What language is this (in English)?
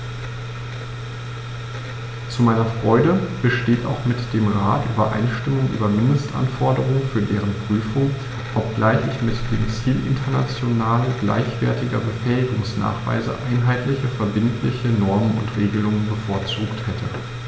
German